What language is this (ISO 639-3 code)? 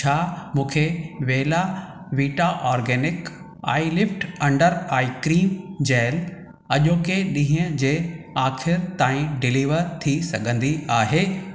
snd